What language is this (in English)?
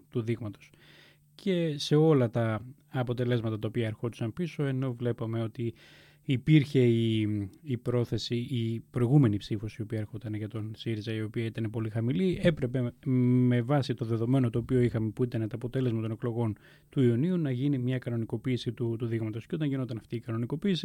Greek